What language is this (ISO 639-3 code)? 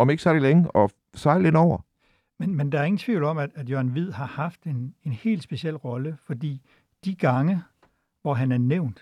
dan